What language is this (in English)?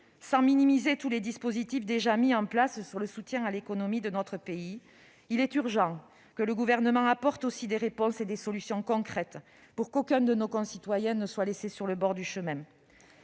French